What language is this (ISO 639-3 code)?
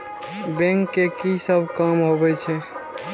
mai